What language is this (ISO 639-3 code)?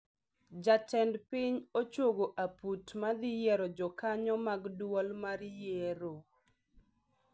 luo